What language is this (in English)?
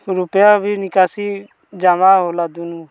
Bhojpuri